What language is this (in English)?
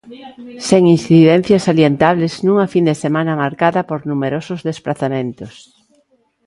Galician